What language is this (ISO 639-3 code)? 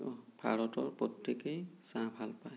asm